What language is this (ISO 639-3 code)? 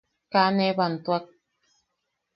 yaq